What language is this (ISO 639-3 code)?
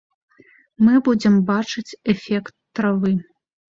bel